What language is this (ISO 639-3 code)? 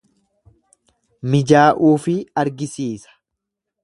orm